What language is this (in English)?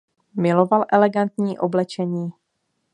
Czech